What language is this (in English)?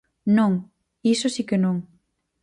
Galician